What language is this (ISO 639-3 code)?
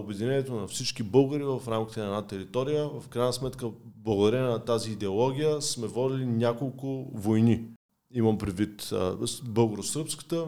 bul